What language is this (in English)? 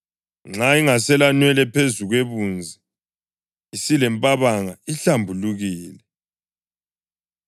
North Ndebele